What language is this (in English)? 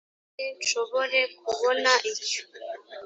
Kinyarwanda